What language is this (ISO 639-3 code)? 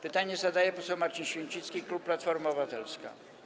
pol